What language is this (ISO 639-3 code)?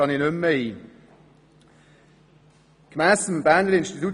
gsw